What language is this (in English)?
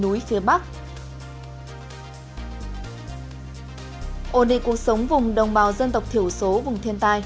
Vietnamese